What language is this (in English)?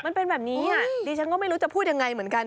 Thai